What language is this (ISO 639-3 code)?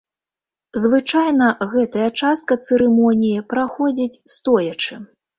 bel